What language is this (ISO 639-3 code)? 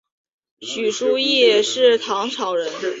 zho